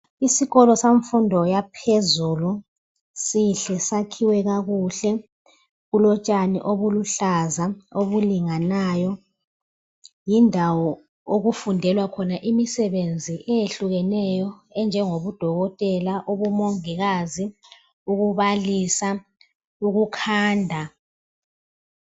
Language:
North Ndebele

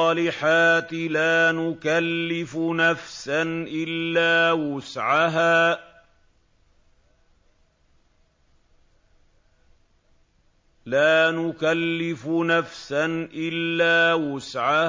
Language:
Arabic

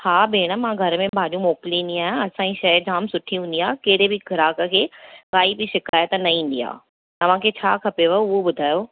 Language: Sindhi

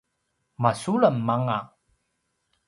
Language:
Paiwan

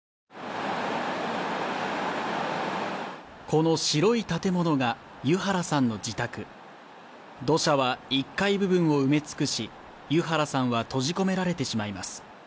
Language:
Japanese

